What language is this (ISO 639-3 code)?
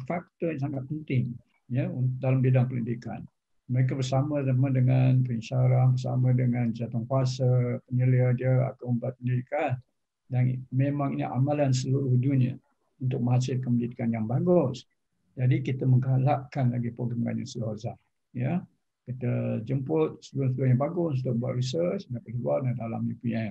msa